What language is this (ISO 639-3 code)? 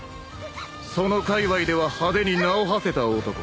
jpn